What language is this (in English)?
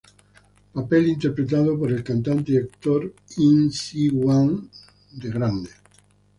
Spanish